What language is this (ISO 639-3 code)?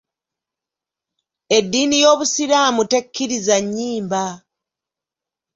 lug